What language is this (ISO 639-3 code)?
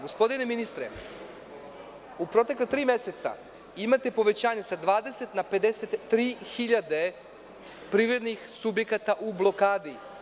srp